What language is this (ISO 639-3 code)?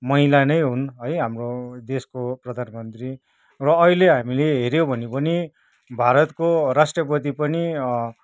nep